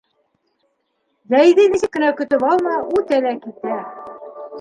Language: Bashkir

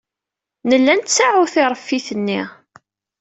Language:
Kabyle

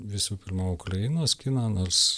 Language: Lithuanian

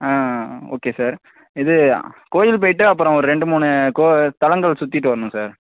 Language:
Tamil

